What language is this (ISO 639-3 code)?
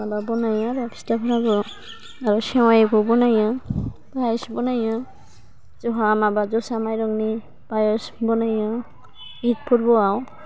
brx